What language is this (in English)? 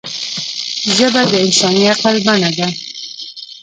Pashto